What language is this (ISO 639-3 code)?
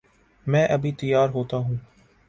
urd